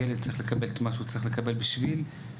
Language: Hebrew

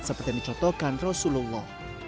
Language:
Indonesian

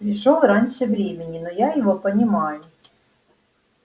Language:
Russian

